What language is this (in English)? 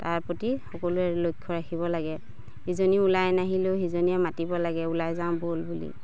Assamese